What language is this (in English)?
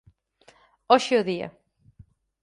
Galician